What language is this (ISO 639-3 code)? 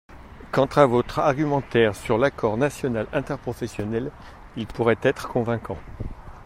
fra